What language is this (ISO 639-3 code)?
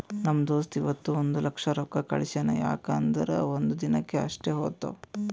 kan